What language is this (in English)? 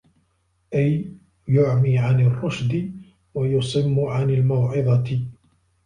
Arabic